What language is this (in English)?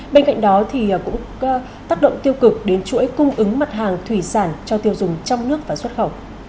Vietnamese